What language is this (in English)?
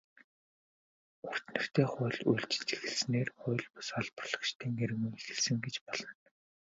Mongolian